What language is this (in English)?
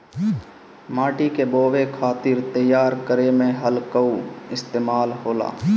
Bhojpuri